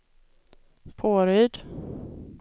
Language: Swedish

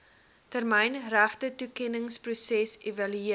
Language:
Afrikaans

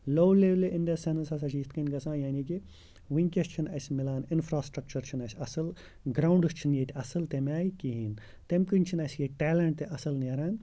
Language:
Kashmiri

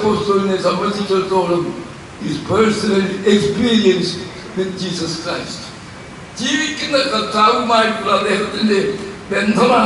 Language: Turkish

